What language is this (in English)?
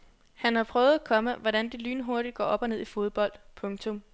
Danish